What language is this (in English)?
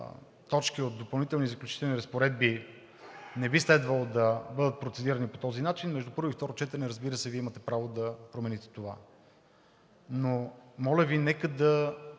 Bulgarian